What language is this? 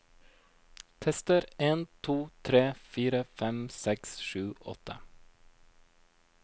Norwegian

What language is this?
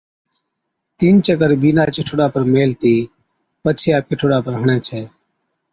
Od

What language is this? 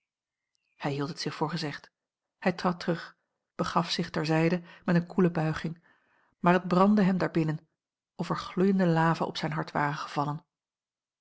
Dutch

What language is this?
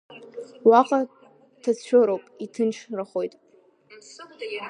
Abkhazian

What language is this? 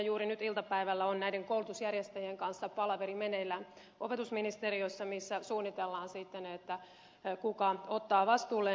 Finnish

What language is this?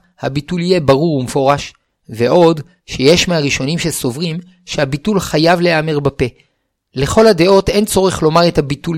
Hebrew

